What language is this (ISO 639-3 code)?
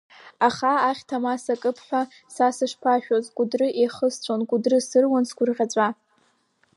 abk